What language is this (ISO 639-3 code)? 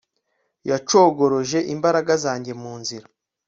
kin